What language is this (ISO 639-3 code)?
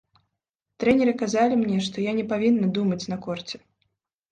bel